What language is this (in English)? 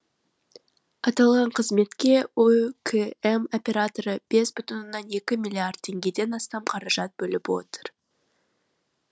Kazakh